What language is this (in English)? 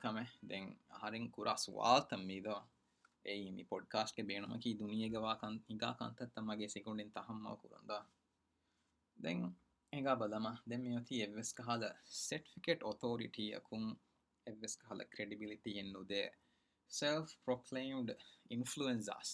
Urdu